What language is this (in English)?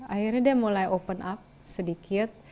Indonesian